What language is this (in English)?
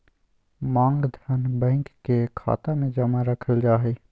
Magahi